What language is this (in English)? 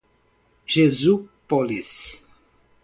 Portuguese